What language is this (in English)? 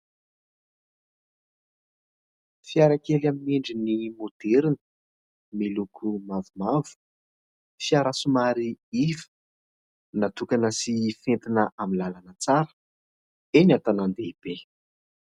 Malagasy